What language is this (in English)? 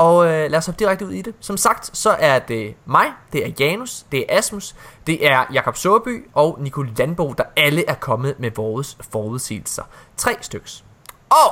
Danish